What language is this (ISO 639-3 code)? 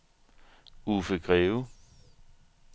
dan